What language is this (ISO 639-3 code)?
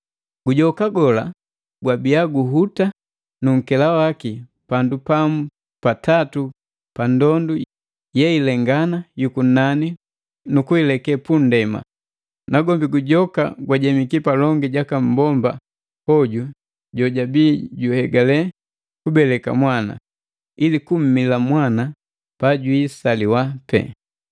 mgv